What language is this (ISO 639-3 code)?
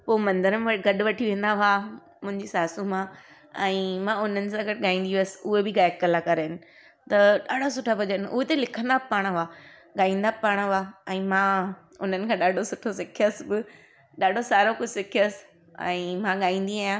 snd